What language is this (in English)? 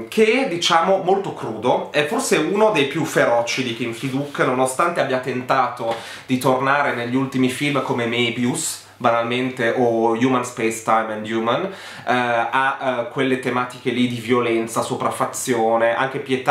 Italian